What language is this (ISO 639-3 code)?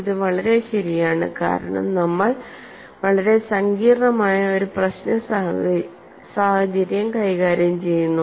mal